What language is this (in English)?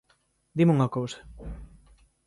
Galician